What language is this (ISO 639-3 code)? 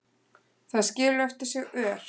isl